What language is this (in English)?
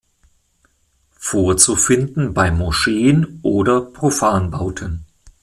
German